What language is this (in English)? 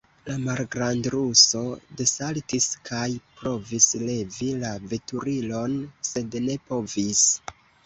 Esperanto